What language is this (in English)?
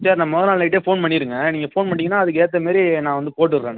Tamil